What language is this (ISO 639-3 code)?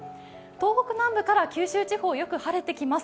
jpn